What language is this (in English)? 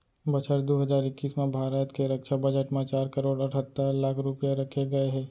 Chhattisgarhi